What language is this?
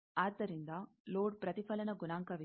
Kannada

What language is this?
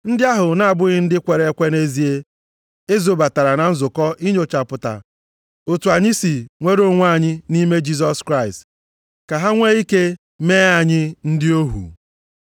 Igbo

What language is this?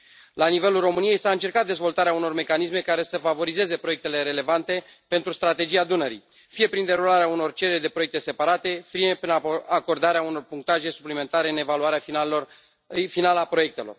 Romanian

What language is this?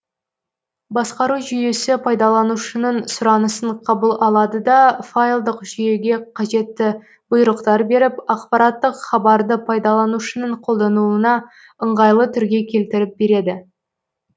Kazakh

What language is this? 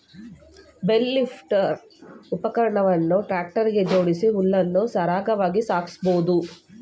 Kannada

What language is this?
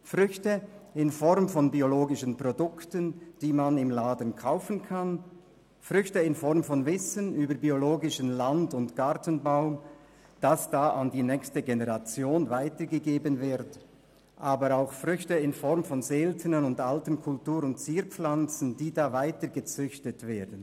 Swiss German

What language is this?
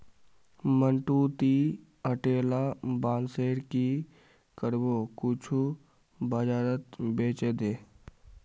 Magahi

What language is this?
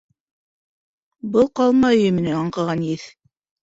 Bashkir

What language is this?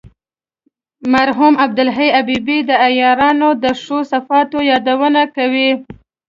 Pashto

